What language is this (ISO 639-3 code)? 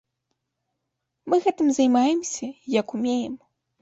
bel